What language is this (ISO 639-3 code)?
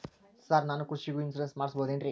kan